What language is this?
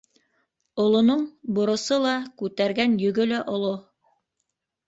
Bashkir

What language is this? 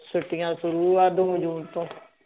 Punjabi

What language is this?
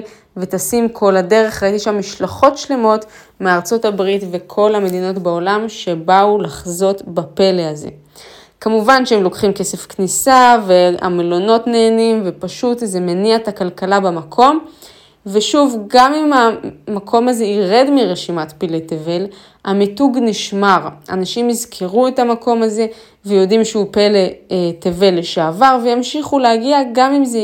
Hebrew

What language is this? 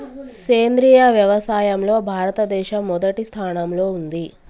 Telugu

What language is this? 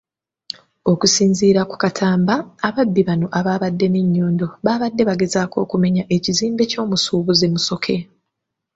Ganda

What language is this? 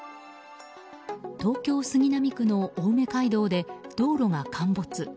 Japanese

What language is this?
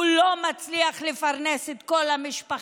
Hebrew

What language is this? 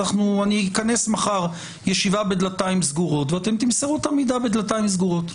Hebrew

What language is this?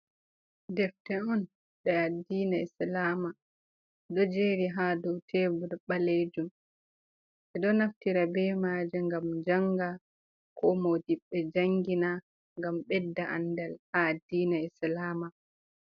Fula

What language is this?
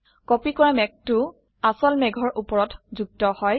Assamese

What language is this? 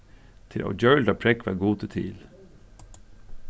Faroese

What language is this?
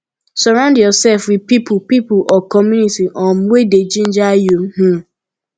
Nigerian Pidgin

